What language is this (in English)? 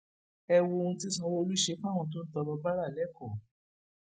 Yoruba